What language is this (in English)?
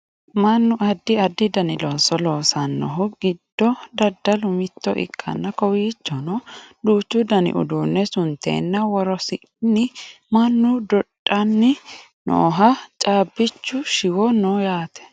Sidamo